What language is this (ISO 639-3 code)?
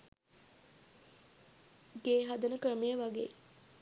sin